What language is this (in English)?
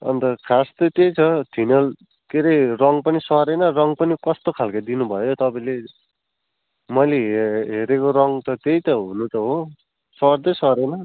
Nepali